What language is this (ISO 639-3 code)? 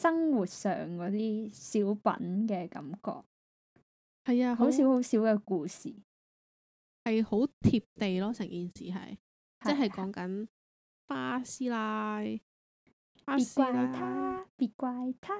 zho